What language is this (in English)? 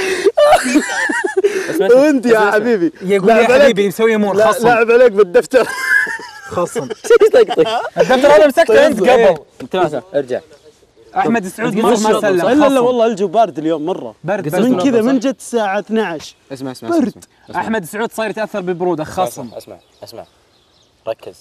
Arabic